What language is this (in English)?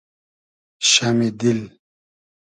Hazaragi